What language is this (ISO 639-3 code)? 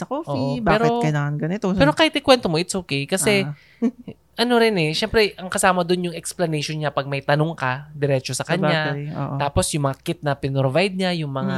fil